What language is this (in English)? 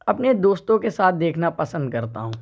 Urdu